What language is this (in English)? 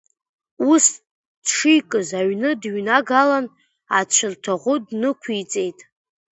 Abkhazian